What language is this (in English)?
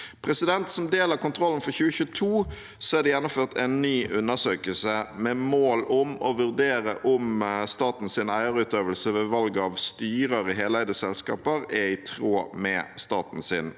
Norwegian